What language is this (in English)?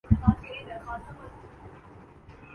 Urdu